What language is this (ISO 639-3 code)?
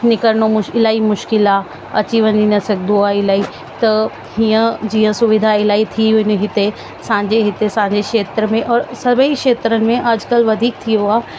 snd